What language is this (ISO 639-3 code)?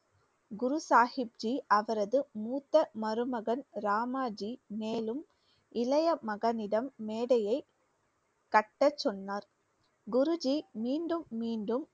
tam